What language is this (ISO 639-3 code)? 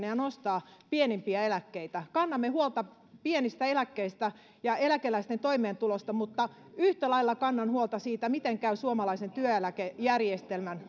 fin